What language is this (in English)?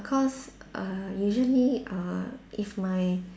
English